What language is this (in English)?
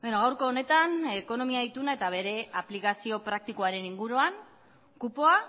Basque